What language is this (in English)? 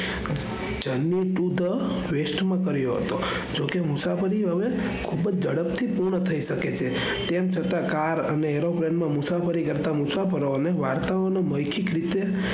Gujarati